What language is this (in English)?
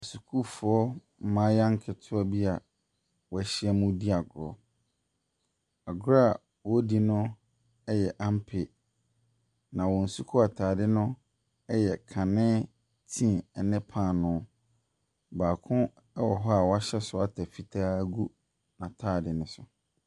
Akan